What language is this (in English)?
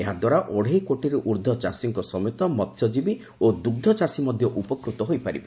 Odia